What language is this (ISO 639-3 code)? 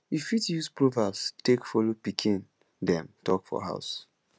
pcm